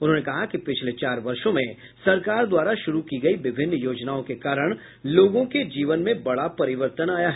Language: Hindi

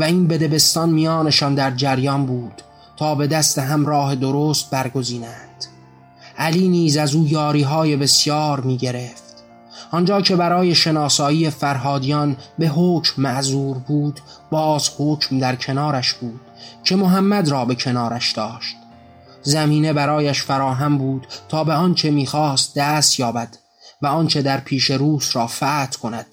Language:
Persian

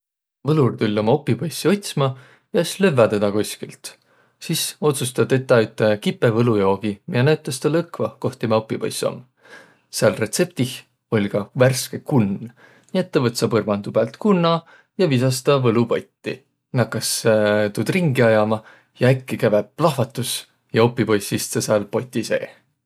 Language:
Võro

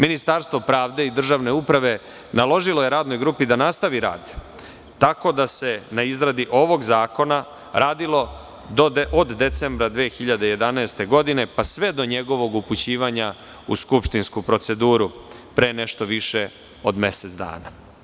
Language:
Serbian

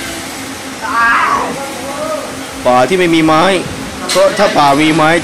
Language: Thai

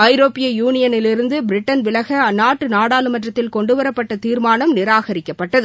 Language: Tamil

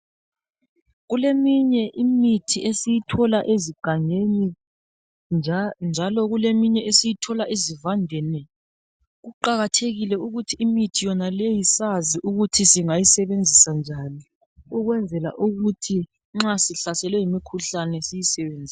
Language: North Ndebele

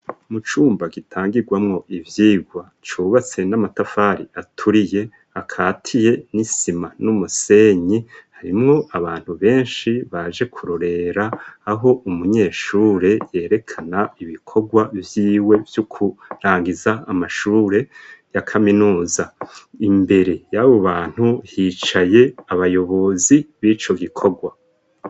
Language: Rundi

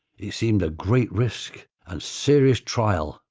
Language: English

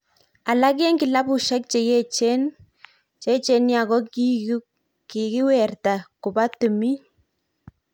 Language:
Kalenjin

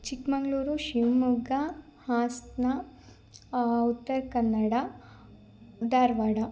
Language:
Kannada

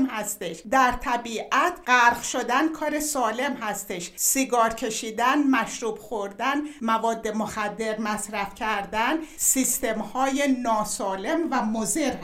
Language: Persian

